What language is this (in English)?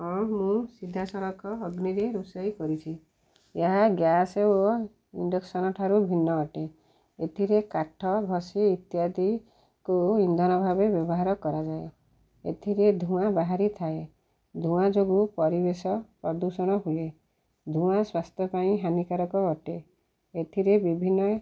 Odia